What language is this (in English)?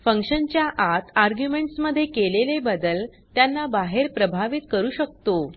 Marathi